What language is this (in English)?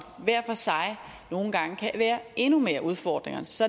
Danish